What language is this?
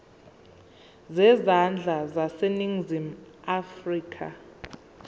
Zulu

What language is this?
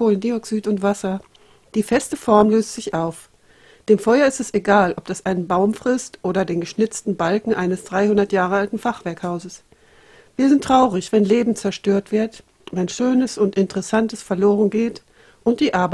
German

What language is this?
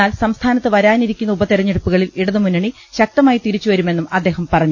Malayalam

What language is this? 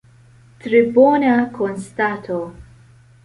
Esperanto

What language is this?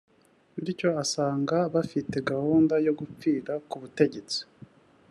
Kinyarwanda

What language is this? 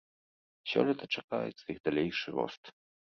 Belarusian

